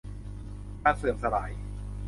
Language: Thai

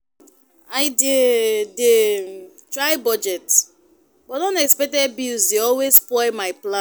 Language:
Nigerian Pidgin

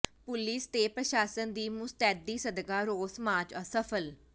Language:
Punjabi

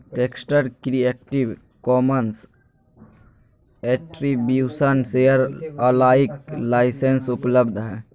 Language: Magahi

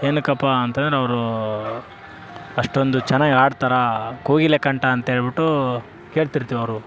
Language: Kannada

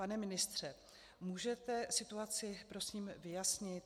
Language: Czech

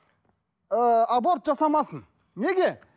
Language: Kazakh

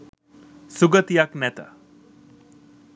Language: Sinhala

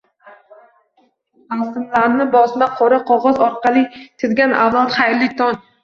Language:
Uzbek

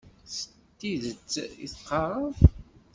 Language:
Kabyle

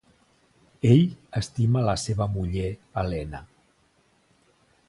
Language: Catalan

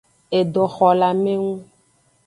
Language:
Aja (Benin)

